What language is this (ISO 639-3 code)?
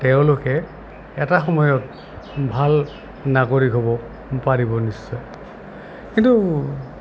asm